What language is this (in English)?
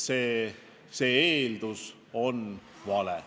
Estonian